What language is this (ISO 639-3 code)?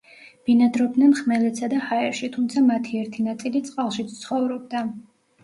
kat